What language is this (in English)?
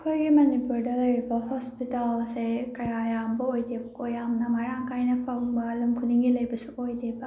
Manipuri